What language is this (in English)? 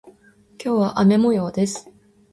Japanese